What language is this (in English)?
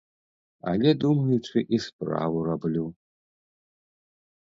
Belarusian